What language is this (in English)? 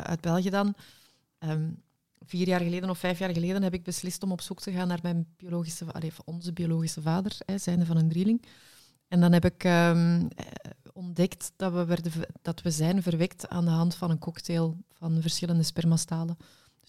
Dutch